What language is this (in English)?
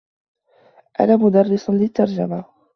Arabic